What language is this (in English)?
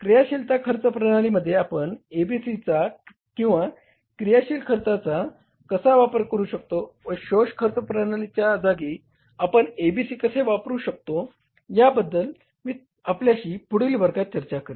Marathi